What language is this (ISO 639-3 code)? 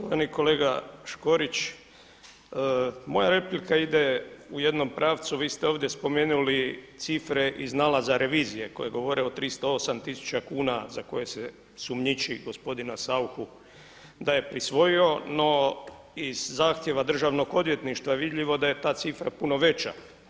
hrv